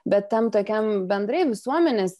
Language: Lithuanian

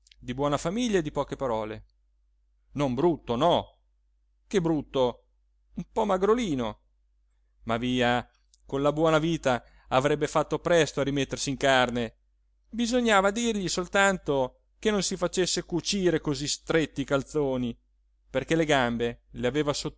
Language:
Italian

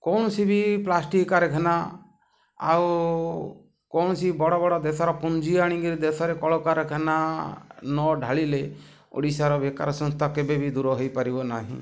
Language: Odia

